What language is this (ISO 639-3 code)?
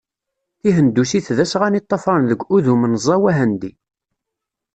kab